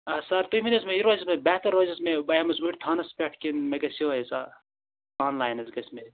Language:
Kashmiri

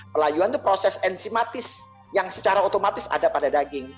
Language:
Indonesian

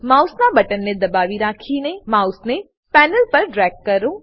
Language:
Gujarati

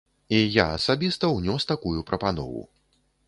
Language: Belarusian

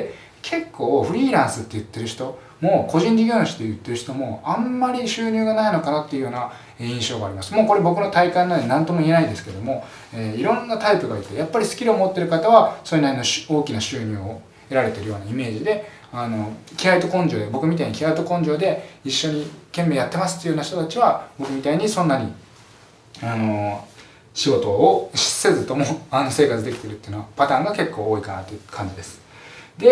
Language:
Japanese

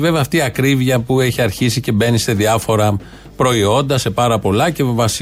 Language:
Greek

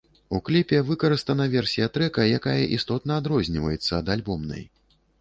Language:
Belarusian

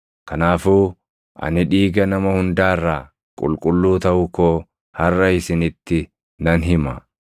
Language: Oromo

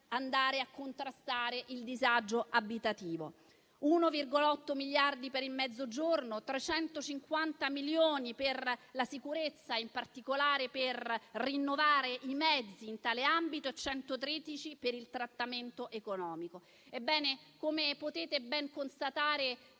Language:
Italian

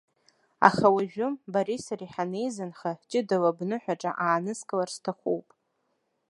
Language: Abkhazian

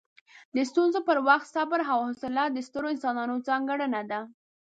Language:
Pashto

